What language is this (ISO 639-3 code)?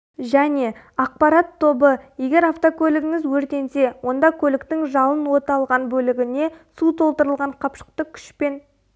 kaz